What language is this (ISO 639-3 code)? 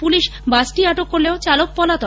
ben